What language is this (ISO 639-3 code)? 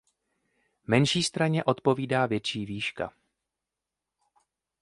ces